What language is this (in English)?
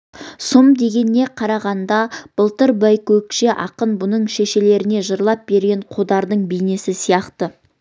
Kazakh